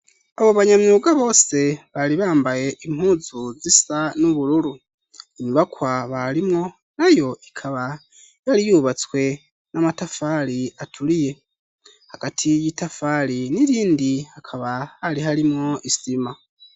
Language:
Rundi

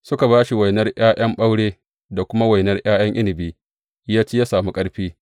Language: Hausa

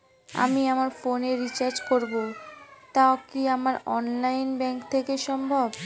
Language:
Bangla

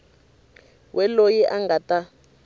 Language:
Tsonga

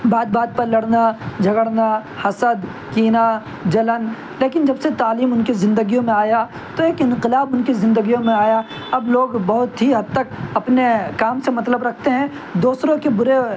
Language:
Urdu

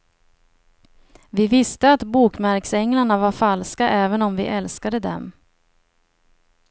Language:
Swedish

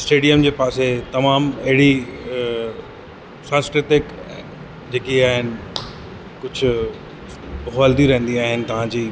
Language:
Sindhi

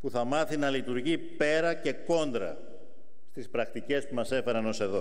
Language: Greek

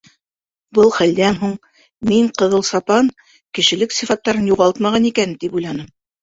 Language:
Bashkir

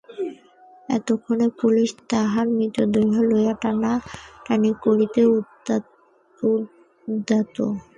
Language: Bangla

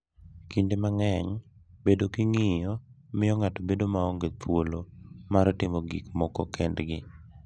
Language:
Luo (Kenya and Tanzania)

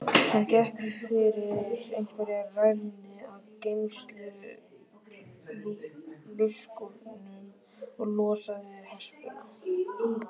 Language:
Icelandic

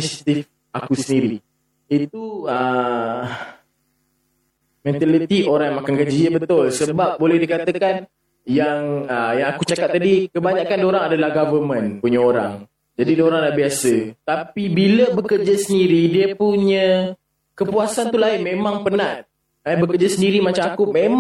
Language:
Malay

